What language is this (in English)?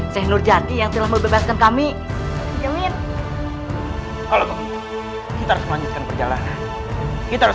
Indonesian